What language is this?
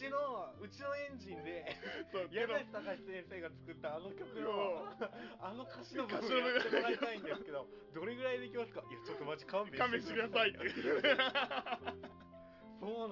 Japanese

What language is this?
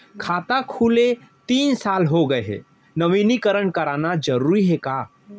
Chhattisgarhi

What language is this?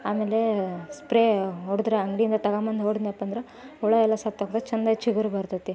Kannada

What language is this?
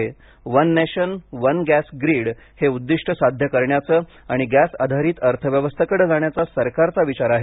Marathi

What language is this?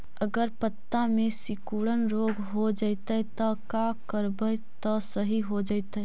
Magahi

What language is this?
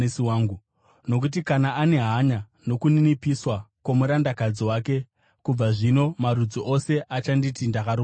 Shona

